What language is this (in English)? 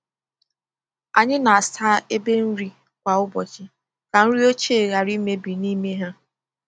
Igbo